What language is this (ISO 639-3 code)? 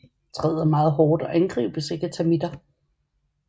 dan